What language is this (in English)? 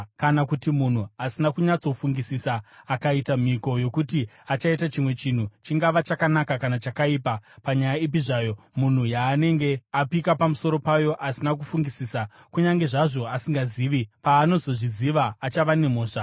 Shona